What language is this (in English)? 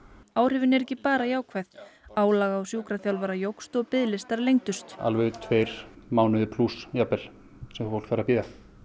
Icelandic